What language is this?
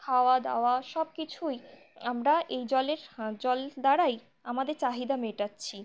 Bangla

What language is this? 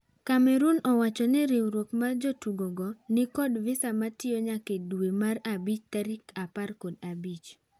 Luo (Kenya and Tanzania)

